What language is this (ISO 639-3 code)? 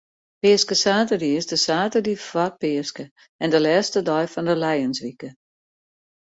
fry